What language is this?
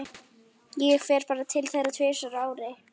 Icelandic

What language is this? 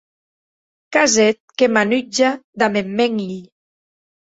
Occitan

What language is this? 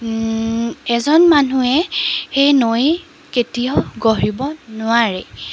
Assamese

